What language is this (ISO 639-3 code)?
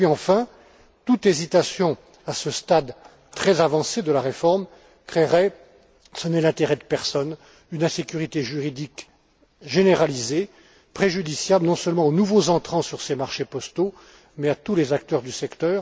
fra